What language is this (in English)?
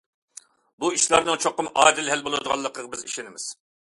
Uyghur